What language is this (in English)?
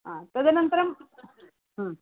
Sanskrit